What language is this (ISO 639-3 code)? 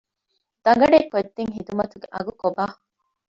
div